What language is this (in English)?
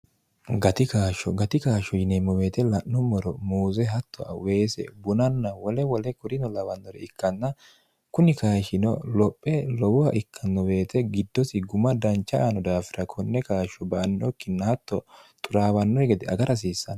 Sidamo